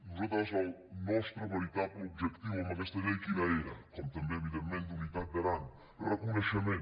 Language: Catalan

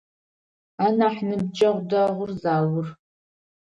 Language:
Adyghe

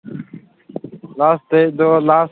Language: Manipuri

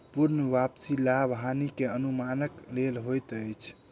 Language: Maithili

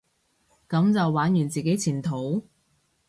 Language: Cantonese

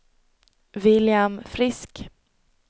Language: Swedish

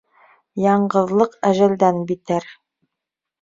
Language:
Bashkir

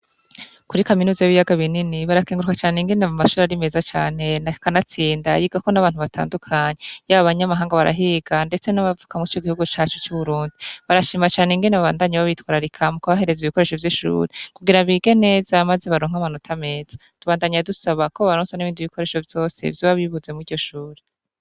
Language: Rundi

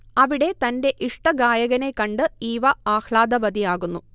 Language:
Malayalam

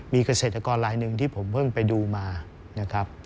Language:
Thai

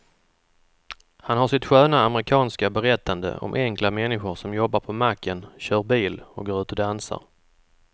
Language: Swedish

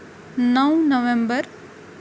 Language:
Kashmiri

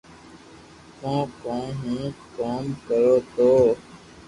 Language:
Loarki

